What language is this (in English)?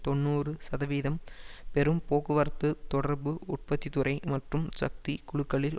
Tamil